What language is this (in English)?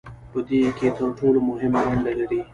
Pashto